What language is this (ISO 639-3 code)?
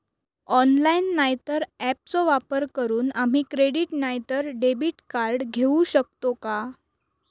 mar